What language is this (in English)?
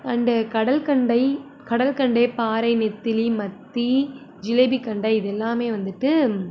Tamil